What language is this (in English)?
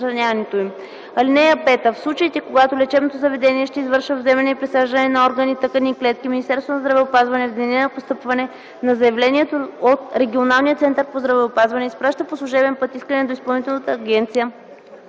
Bulgarian